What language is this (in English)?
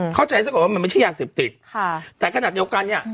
Thai